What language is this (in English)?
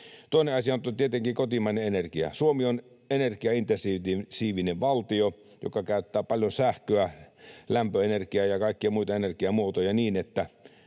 Finnish